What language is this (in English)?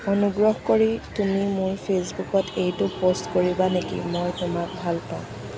Assamese